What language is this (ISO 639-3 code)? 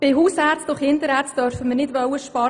gsw